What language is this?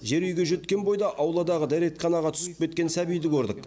Kazakh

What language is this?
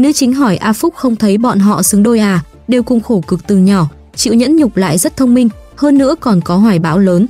Vietnamese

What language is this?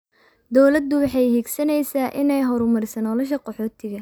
Somali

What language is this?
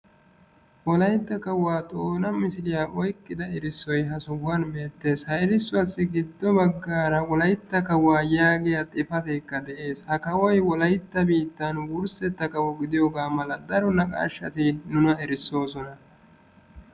Wolaytta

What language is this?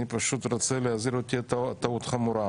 Hebrew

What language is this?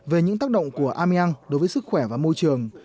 Vietnamese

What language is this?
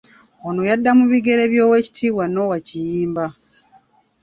Ganda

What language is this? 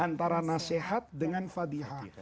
Indonesian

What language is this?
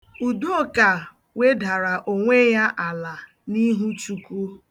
Igbo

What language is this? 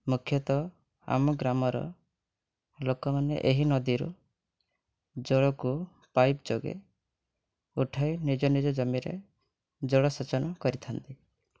Odia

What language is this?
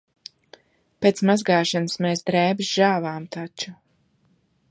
Latvian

